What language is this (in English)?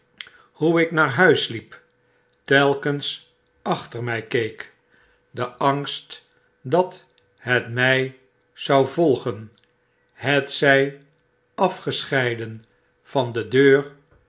Dutch